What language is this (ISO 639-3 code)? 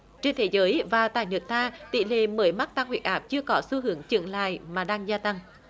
vie